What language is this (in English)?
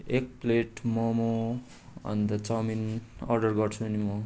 Nepali